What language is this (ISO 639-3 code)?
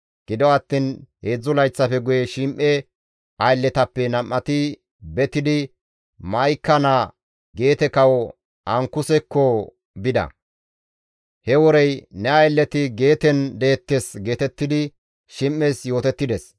gmv